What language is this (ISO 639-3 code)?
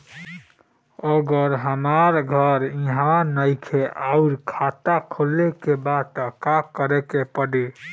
bho